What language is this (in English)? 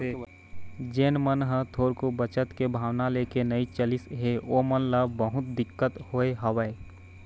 Chhattisgarhi